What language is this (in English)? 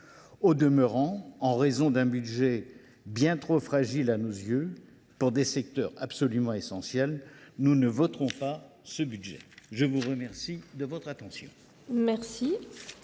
French